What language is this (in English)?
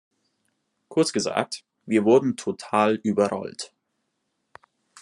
German